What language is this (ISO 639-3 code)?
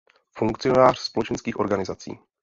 ces